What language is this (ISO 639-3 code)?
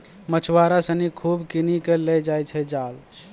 mai